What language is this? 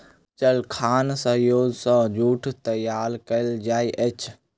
Maithili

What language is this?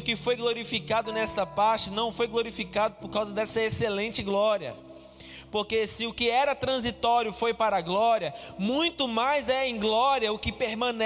Portuguese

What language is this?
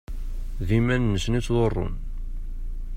Kabyle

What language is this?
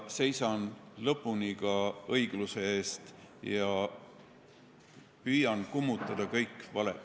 Estonian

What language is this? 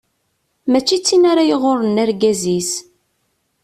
Kabyle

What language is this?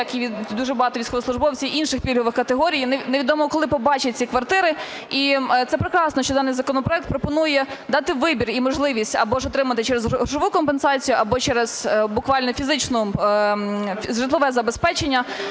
Ukrainian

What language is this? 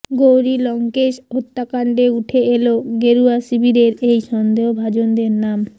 Bangla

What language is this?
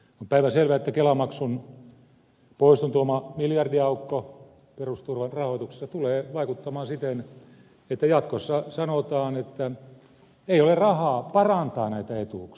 Finnish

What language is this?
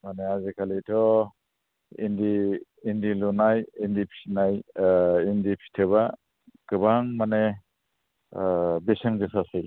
Bodo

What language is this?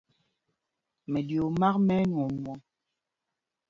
Mpumpong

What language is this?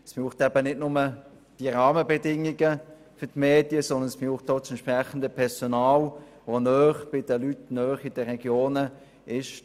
Swiss German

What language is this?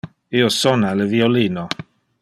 Interlingua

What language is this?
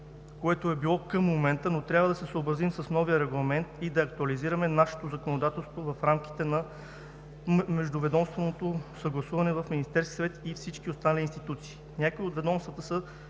Bulgarian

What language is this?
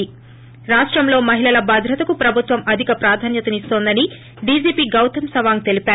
Telugu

